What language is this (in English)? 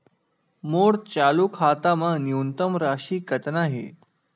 Chhattisgarhi